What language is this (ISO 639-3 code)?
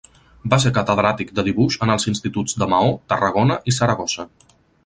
cat